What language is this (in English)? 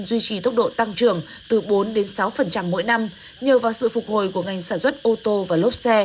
Vietnamese